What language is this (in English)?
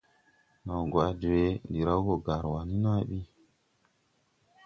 Tupuri